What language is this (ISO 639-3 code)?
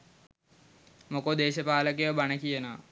sin